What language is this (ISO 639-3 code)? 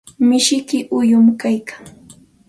qxt